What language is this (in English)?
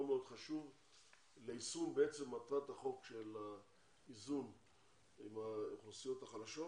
Hebrew